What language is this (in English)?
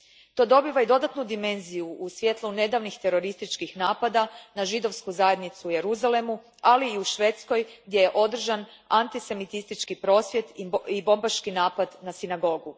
Croatian